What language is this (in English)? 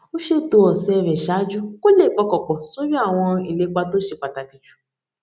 Yoruba